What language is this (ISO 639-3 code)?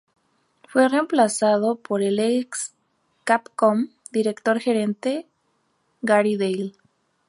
spa